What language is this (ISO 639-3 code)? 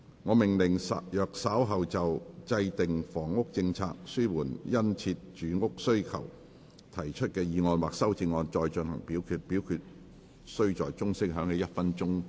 yue